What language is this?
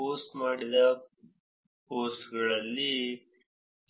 Kannada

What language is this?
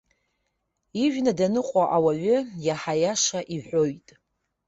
Abkhazian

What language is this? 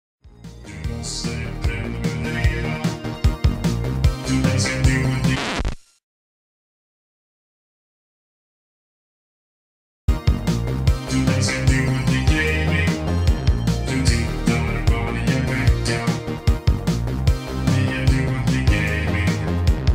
Italian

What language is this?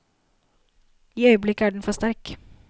Norwegian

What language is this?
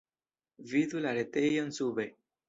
Esperanto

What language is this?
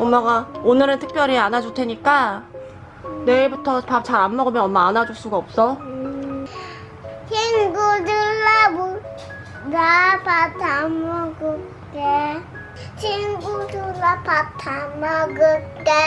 Korean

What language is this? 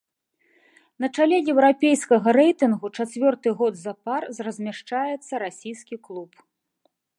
Belarusian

